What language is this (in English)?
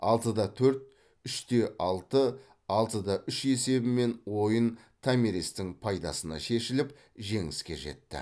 Kazakh